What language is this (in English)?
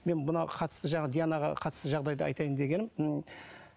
Kazakh